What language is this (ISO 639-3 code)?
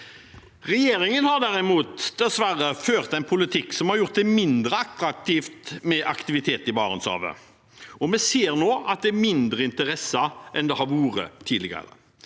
nor